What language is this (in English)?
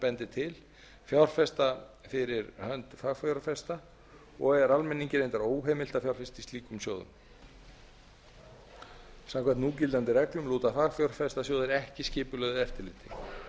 Icelandic